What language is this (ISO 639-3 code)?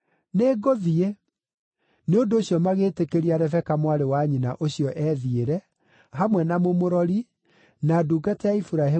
kik